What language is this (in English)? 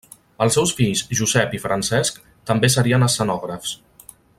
Catalan